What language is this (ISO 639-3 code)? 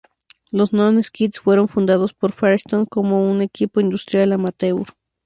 spa